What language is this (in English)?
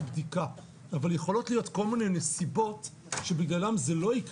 Hebrew